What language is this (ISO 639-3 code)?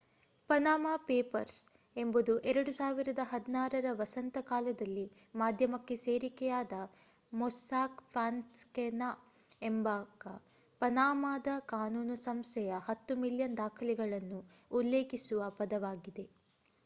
kan